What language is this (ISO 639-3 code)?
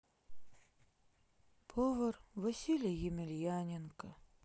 rus